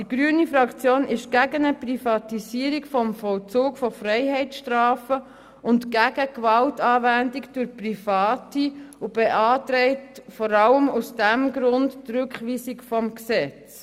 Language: Swiss German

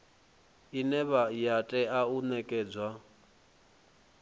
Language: Venda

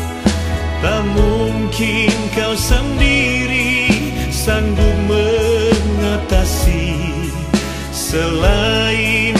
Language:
Romanian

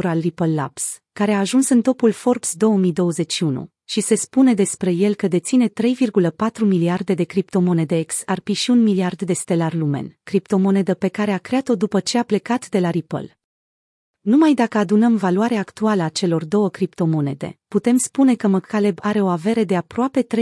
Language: Romanian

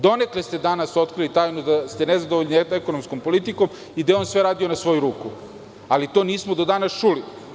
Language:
Serbian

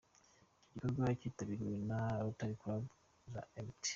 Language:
Kinyarwanda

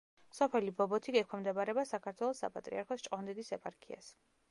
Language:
Georgian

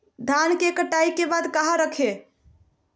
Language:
Magahi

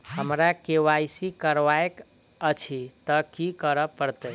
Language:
Maithili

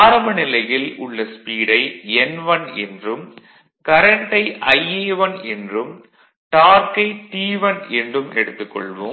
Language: Tamil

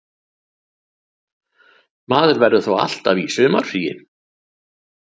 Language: Icelandic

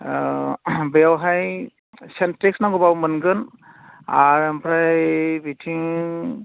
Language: Bodo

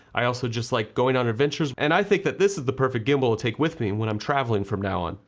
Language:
English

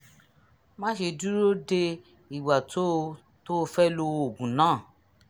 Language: Yoruba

